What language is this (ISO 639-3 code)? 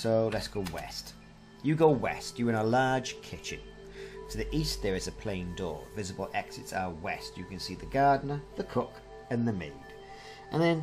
eng